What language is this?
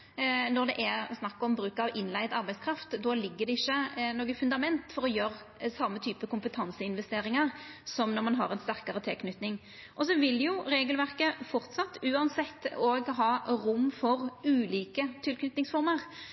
Norwegian Nynorsk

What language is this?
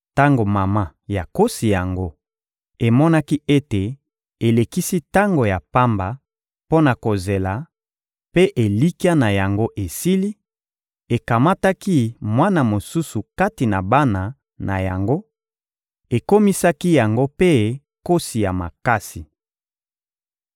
Lingala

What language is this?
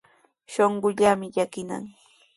Sihuas Ancash Quechua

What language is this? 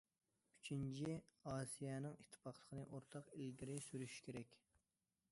Uyghur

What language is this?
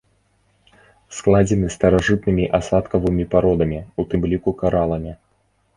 Belarusian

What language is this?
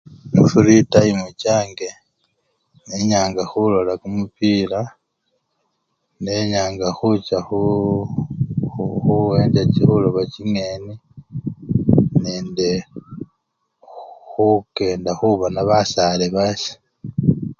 Luyia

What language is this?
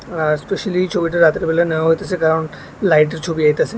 Bangla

